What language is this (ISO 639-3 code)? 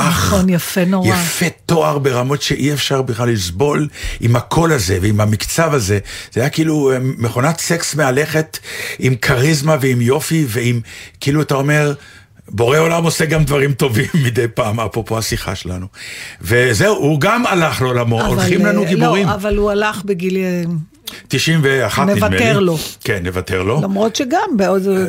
heb